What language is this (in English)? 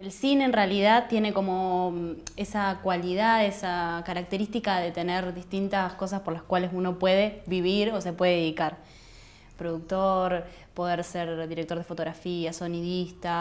Spanish